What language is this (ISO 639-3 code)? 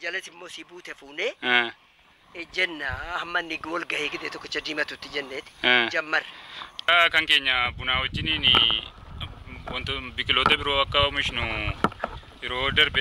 ara